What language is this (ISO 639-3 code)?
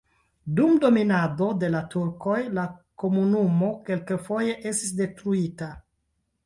epo